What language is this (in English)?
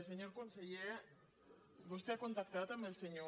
Catalan